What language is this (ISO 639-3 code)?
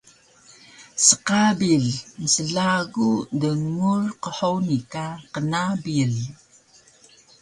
trv